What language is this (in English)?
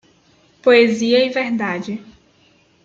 Portuguese